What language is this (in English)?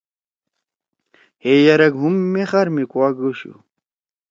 Torwali